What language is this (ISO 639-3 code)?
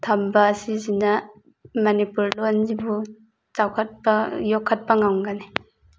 mni